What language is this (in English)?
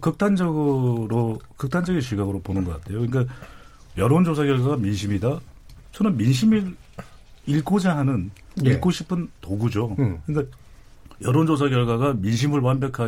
Korean